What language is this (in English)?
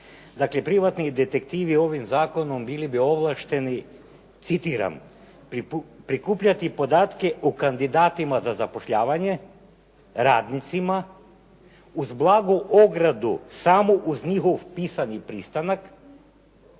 Croatian